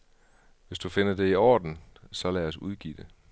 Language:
Danish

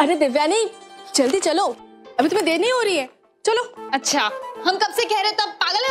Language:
Hindi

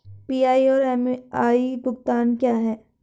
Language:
Hindi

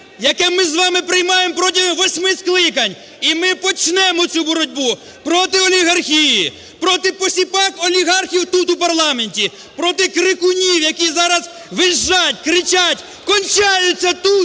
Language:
Ukrainian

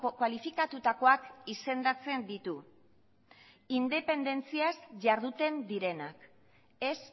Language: Basque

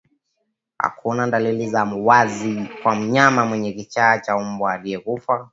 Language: Swahili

